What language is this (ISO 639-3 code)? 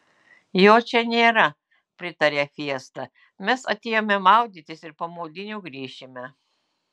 lit